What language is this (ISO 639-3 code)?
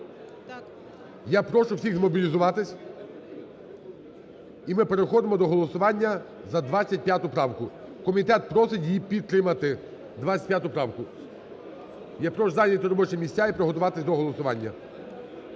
ukr